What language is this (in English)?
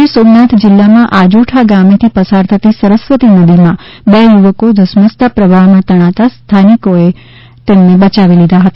Gujarati